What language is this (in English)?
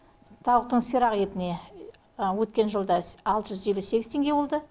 Kazakh